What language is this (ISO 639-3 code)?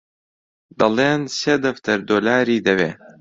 ckb